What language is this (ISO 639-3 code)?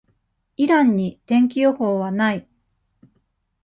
jpn